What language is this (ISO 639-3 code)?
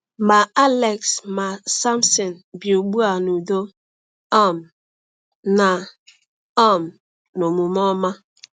ibo